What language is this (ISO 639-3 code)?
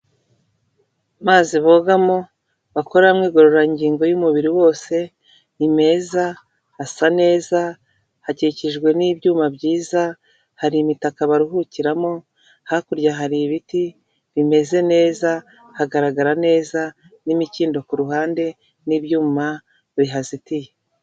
kin